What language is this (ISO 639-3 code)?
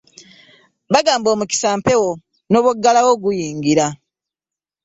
lug